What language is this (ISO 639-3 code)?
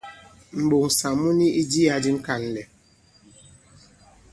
abb